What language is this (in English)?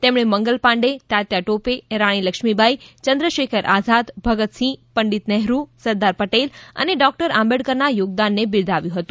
Gujarati